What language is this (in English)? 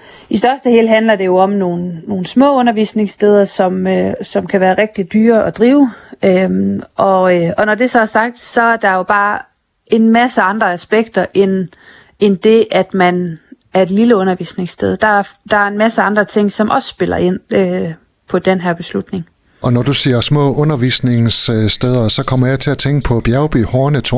Danish